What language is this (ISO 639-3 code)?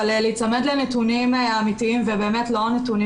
heb